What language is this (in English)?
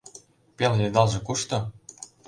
Mari